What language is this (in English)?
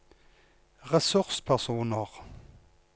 Norwegian